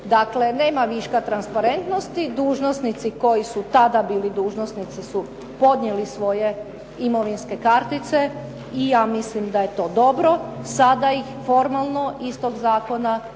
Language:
Croatian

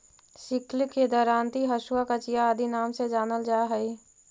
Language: Magahi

